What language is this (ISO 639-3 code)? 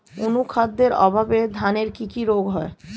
ben